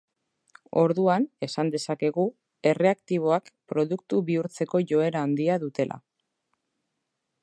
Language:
Basque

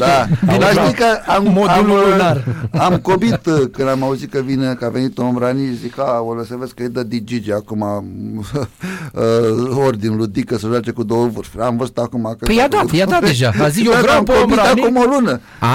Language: Romanian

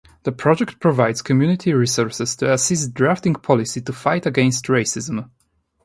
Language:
English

